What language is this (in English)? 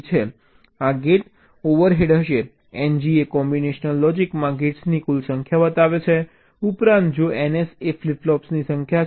Gujarati